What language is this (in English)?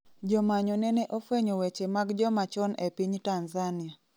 Luo (Kenya and Tanzania)